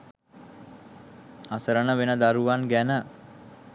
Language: Sinhala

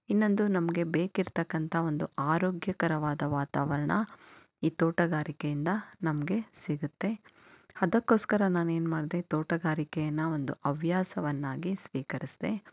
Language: Kannada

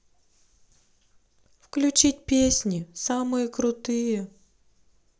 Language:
Russian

